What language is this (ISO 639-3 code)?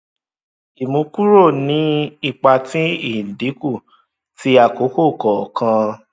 yor